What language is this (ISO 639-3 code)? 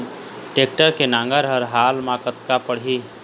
hne